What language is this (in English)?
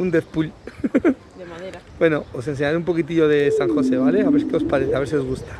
Spanish